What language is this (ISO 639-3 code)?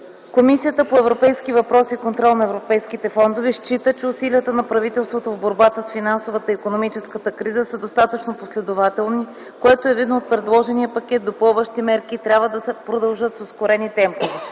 bul